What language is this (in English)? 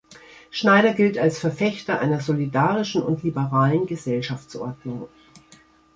German